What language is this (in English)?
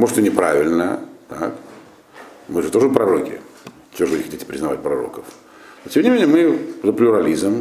Russian